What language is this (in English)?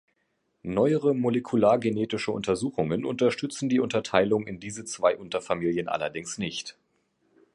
German